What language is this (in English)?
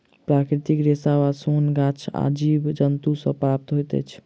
Maithili